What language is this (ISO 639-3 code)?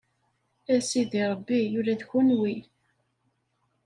kab